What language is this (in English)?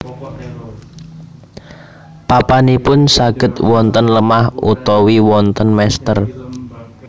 Javanese